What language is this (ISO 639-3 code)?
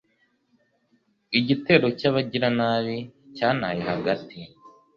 kin